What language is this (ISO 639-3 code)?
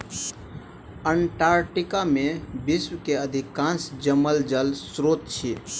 mai